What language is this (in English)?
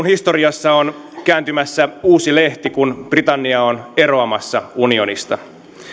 Finnish